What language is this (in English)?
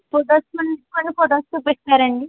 Telugu